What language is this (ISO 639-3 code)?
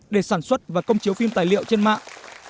vie